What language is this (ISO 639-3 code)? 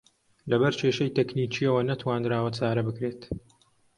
ckb